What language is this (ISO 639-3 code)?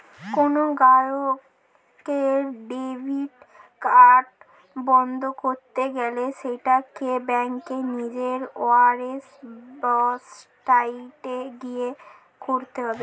ben